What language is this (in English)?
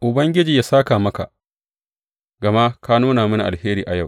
Hausa